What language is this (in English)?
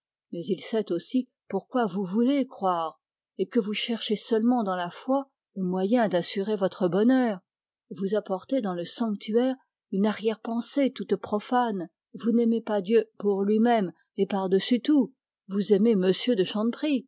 French